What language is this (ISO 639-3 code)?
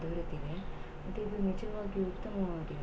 kan